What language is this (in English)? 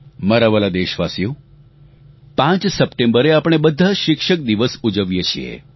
Gujarati